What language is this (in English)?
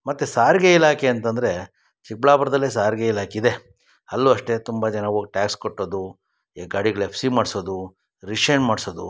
Kannada